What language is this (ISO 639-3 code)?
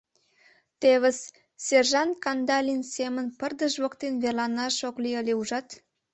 chm